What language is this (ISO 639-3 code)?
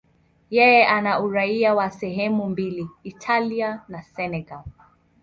swa